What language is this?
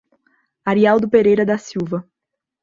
Portuguese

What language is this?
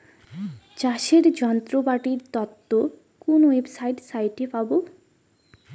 Bangla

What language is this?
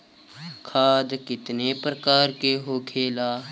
Bhojpuri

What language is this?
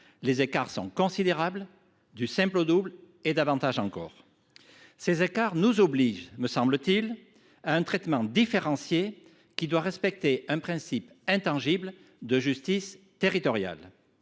French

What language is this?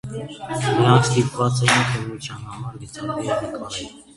Armenian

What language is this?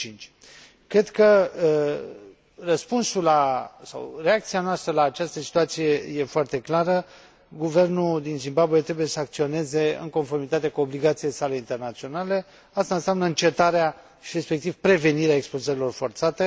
Romanian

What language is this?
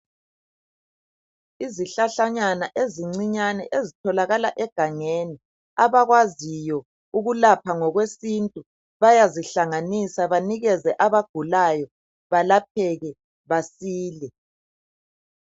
North Ndebele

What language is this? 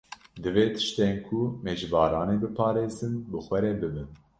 Kurdish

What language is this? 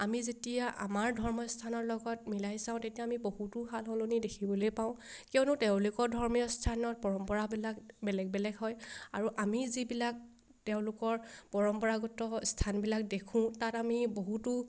Assamese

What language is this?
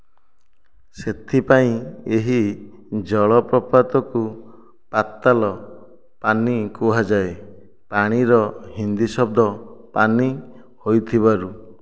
Odia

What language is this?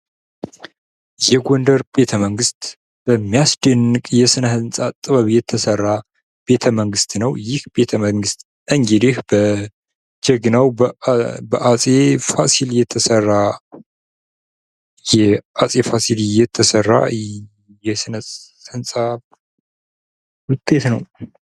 Amharic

